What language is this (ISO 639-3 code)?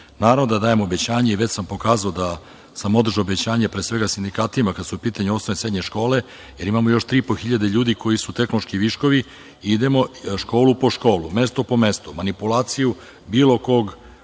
srp